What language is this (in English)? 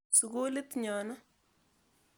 Kalenjin